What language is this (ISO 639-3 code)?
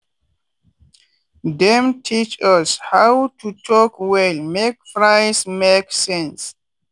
pcm